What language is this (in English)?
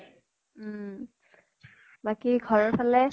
Assamese